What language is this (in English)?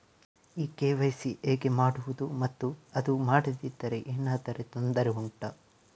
Kannada